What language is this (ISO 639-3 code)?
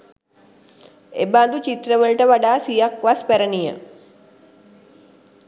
sin